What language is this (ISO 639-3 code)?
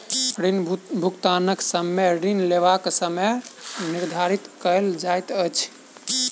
mai